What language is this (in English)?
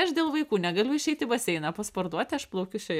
Lithuanian